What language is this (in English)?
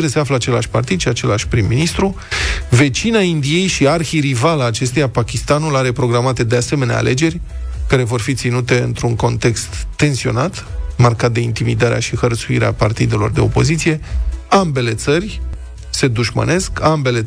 Romanian